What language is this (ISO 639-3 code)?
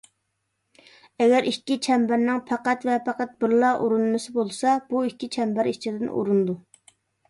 uig